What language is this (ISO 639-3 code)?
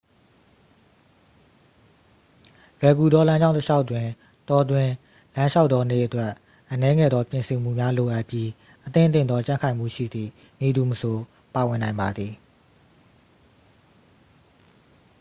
mya